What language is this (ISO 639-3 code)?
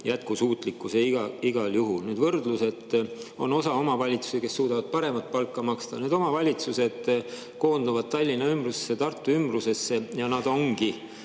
est